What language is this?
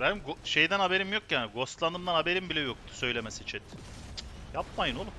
Turkish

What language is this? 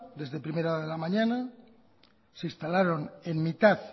Spanish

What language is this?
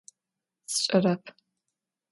Adyghe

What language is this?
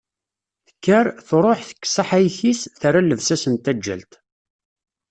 Kabyle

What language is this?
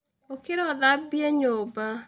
Kikuyu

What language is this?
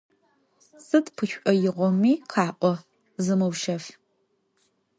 Adyghe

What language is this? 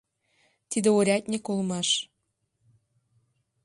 Mari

